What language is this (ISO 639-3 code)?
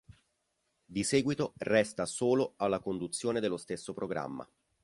ita